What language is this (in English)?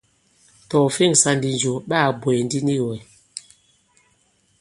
Bankon